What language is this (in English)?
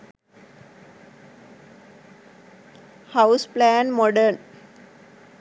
Sinhala